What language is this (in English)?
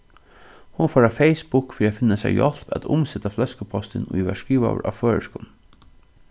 Faroese